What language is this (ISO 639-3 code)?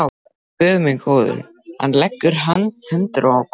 isl